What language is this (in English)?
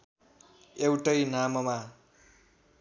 Nepali